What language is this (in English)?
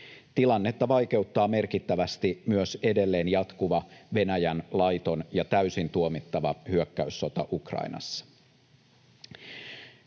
Finnish